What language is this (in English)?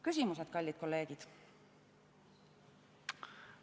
Estonian